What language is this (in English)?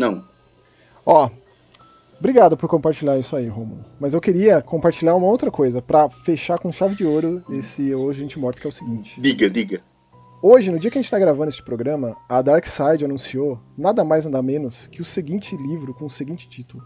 Portuguese